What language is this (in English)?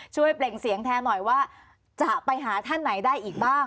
Thai